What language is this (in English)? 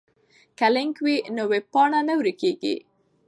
Pashto